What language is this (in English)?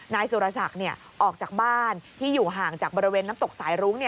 Thai